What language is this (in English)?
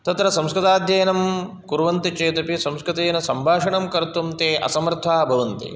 Sanskrit